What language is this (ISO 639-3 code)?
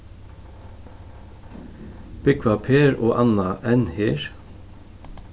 fao